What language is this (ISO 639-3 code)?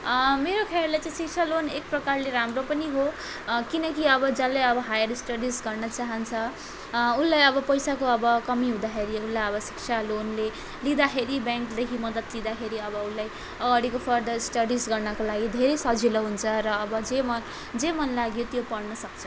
nep